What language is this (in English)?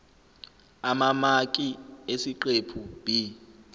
Zulu